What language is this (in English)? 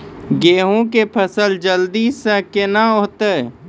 Maithili